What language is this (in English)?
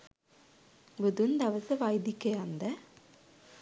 Sinhala